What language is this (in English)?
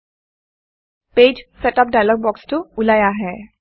Assamese